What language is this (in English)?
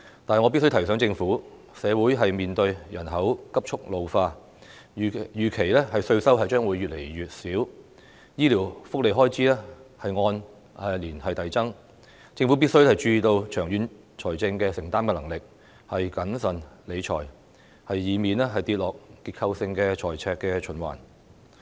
Cantonese